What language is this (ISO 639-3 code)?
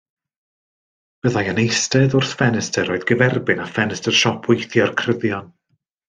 cym